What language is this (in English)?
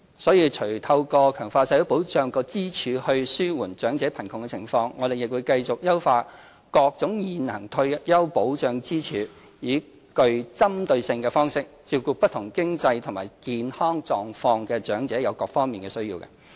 Cantonese